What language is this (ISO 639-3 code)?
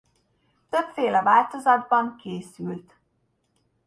hun